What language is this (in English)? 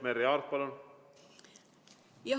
Estonian